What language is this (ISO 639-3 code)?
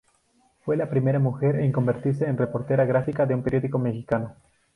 spa